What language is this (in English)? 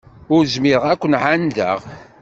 Kabyle